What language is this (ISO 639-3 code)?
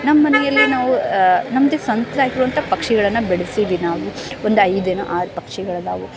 kan